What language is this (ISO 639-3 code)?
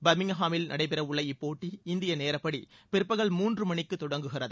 tam